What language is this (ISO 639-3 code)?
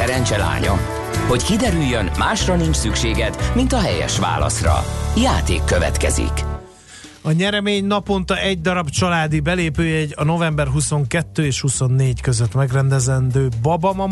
hun